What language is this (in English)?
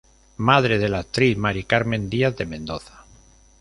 Spanish